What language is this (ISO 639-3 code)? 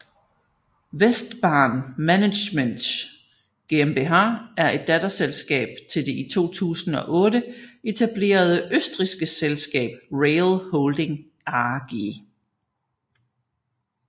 dan